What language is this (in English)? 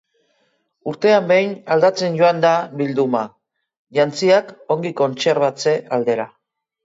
Basque